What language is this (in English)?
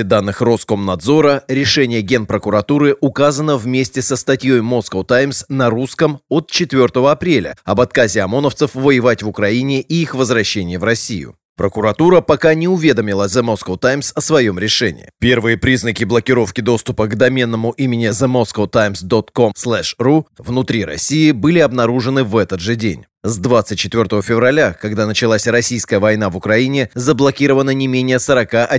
Russian